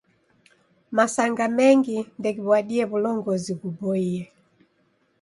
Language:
Taita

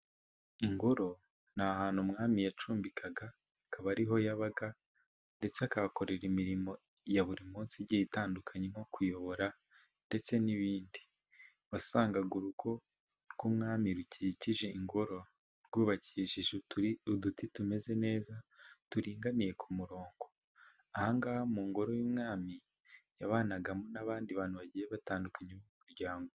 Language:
Kinyarwanda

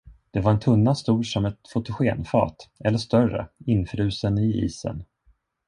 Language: Swedish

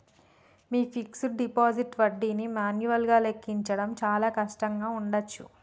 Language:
Telugu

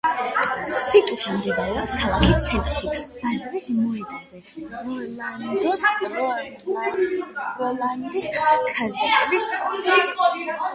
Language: Georgian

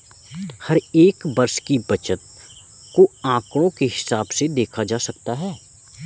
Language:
Hindi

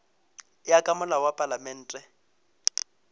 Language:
Northern Sotho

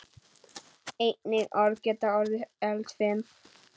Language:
Icelandic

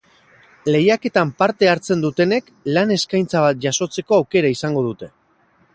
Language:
Basque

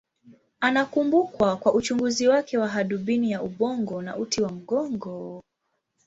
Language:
Swahili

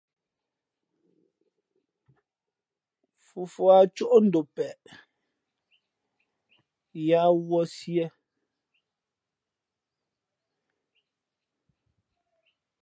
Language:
Fe'fe'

